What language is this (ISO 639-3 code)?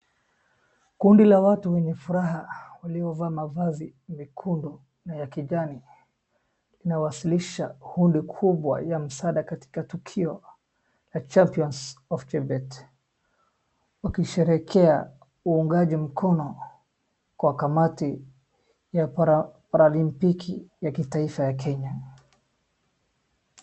swa